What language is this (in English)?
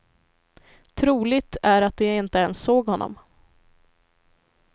Swedish